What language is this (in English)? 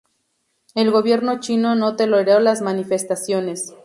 Spanish